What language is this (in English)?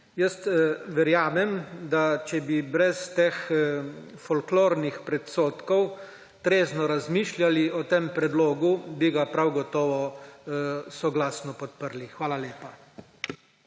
Slovenian